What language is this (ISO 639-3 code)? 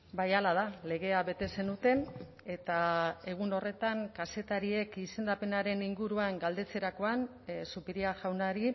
eus